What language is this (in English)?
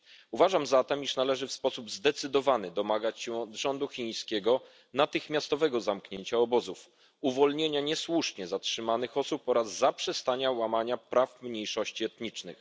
Polish